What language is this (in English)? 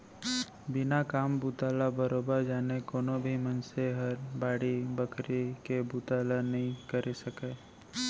Chhattisgarhi